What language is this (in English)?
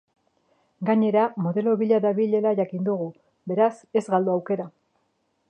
Basque